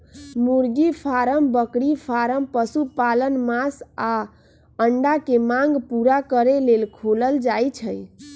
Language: Magahi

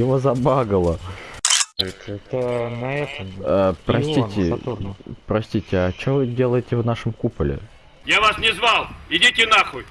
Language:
Russian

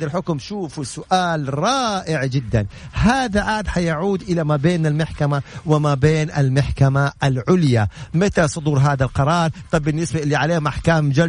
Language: Arabic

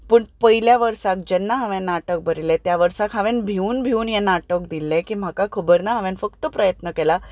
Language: Konkani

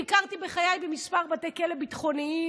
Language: Hebrew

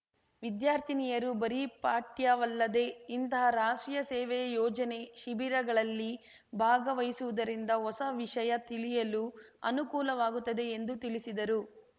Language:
Kannada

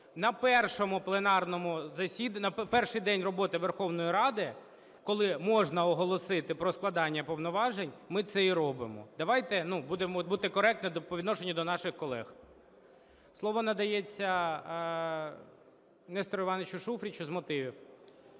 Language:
Ukrainian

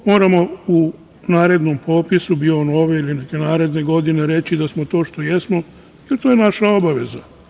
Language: Serbian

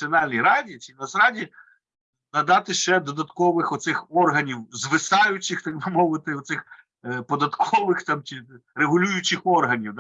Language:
Ukrainian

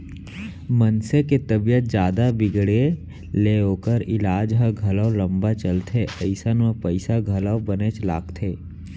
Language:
Chhattisgarhi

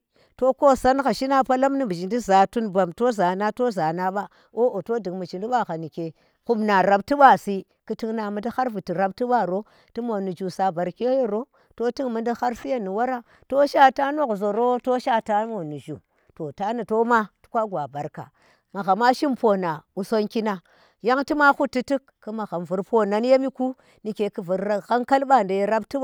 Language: Tera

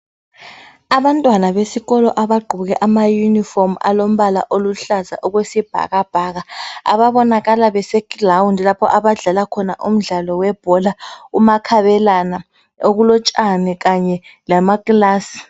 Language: North Ndebele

